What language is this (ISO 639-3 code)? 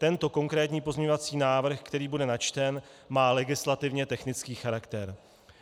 ces